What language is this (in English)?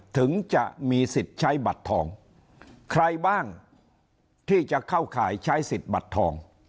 Thai